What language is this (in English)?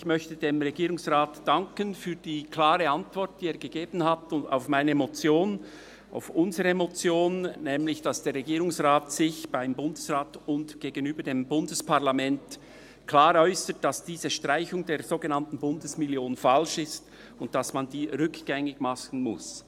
Swiss German